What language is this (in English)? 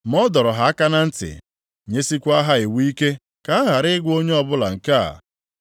Igbo